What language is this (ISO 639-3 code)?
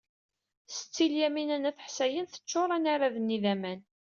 kab